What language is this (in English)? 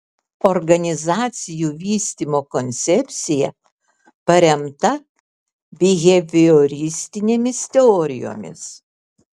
Lithuanian